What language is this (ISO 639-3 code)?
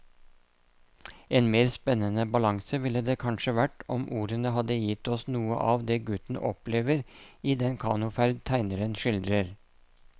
nor